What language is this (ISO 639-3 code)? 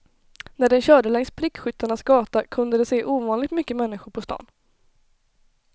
swe